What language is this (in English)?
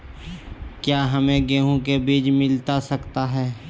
Magahi